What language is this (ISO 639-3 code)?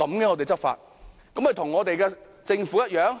yue